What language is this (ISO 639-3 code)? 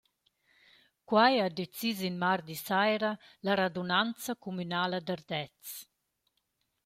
roh